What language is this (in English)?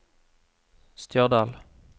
Norwegian